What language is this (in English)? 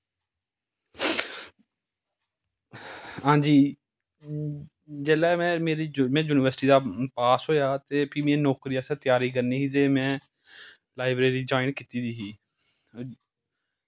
Dogri